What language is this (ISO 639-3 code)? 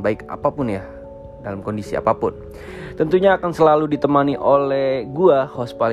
ind